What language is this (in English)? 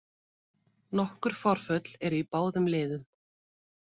Icelandic